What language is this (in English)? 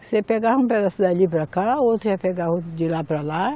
Portuguese